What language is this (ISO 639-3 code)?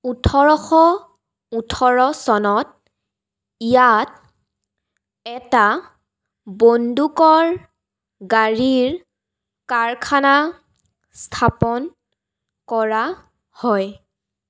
asm